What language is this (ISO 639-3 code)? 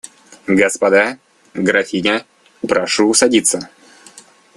rus